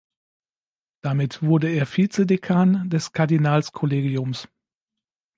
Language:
German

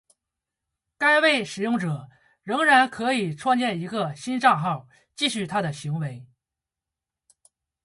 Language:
Chinese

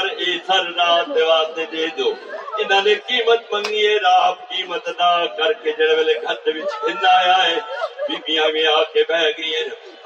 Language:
Urdu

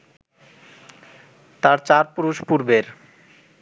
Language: Bangla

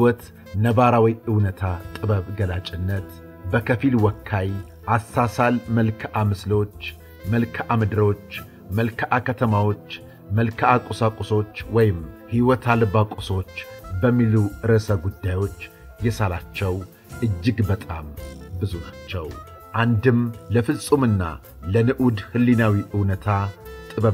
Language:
Arabic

